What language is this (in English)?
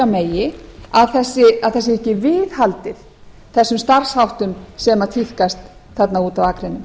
Icelandic